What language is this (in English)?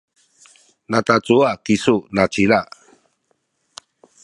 Sakizaya